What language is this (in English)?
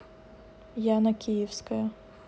Russian